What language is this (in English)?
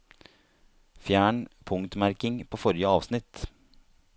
Norwegian